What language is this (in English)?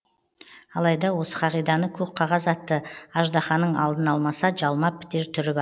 Kazakh